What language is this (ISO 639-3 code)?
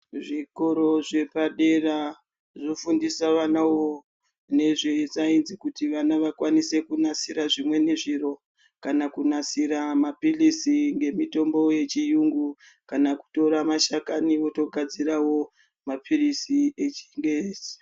ndc